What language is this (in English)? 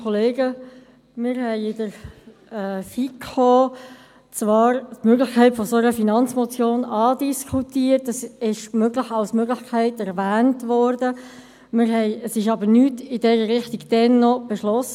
Swiss German